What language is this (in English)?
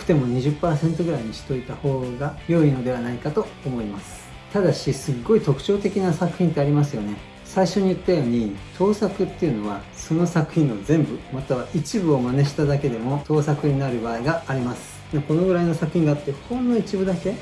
Japanese